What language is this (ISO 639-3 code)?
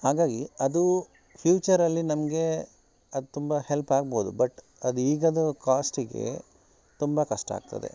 kan